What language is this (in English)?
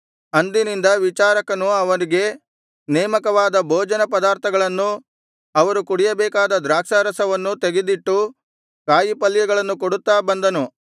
Kannada